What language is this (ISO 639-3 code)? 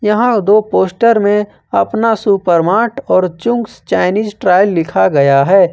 hin